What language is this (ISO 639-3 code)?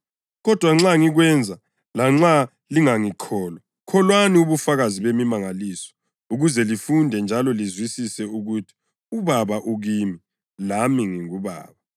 nde